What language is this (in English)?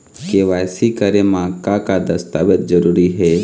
Chhattisgarhi